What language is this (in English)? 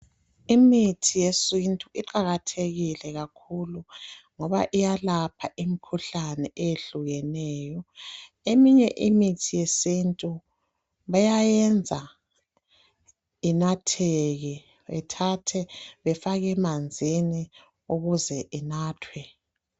North Ndebele